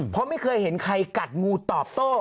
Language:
Thai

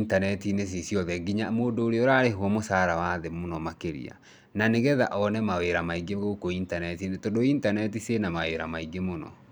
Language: Kikuyu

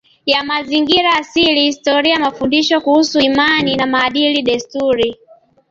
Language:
Swahili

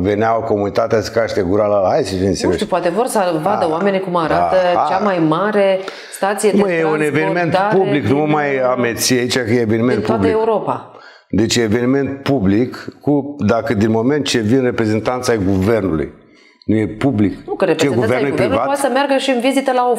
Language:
Romanian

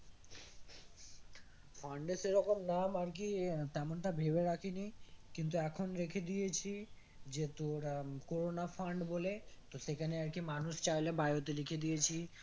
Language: Bangla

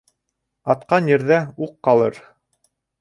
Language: Bashkir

